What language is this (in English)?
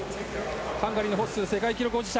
Japanese